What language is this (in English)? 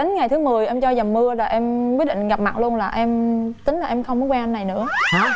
Vietnamese